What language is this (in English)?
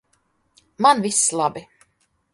Latvian